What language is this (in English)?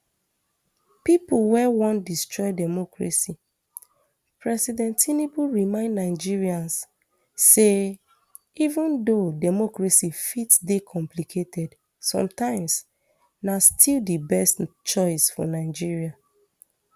Nigerian Pidgin